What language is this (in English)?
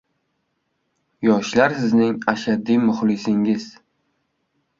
Uzbek